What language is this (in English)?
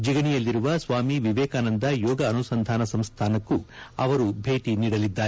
Kannada